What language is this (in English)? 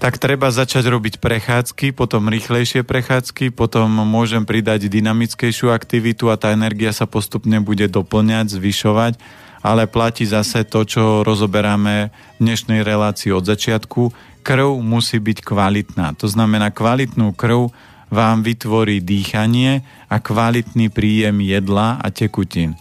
Slovak